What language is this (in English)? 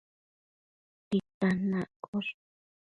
Matsés